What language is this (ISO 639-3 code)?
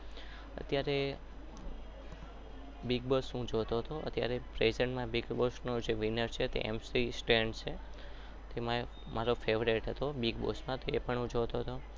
guj